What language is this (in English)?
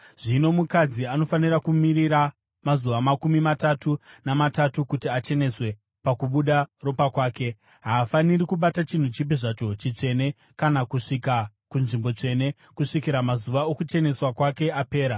Shona